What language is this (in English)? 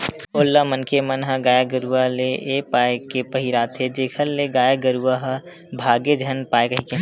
Chhattisgarhi